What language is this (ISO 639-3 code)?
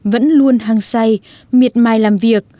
vie